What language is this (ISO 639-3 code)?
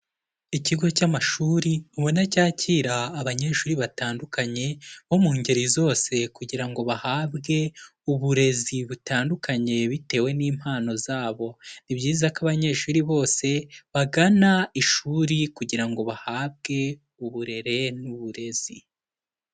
kin